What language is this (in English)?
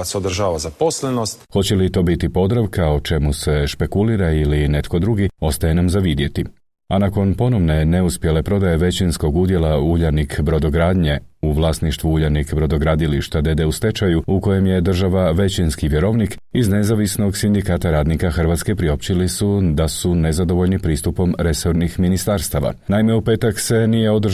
Croatian